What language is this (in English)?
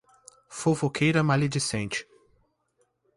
Portuguese